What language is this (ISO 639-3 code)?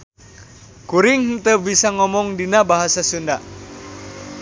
sun